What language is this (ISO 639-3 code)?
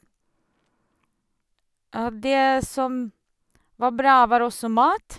nor